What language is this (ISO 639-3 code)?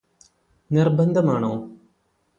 mal